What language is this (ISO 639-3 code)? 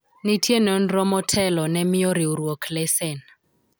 luo